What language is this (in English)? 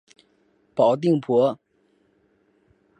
Chinese